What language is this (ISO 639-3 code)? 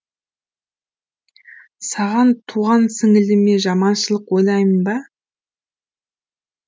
kaz